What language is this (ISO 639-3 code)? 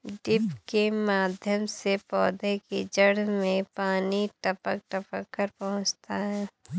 hin